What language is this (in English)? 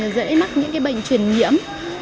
Vietnamese